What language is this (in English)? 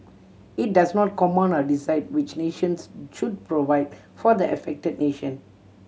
English